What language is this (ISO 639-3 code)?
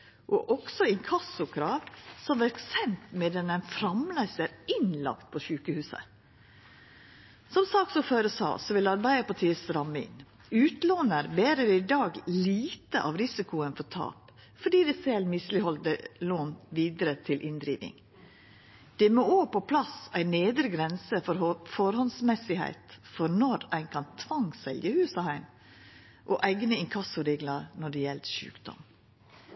nno